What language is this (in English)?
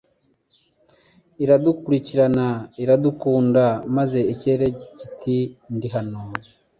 Kinyarwanda